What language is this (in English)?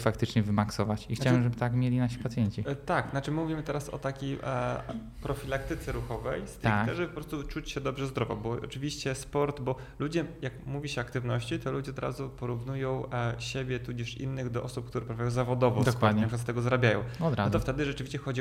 Polish